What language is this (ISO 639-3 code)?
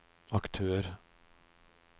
nor